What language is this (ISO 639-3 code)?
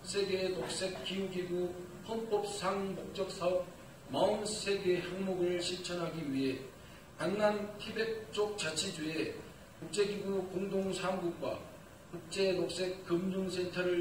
kor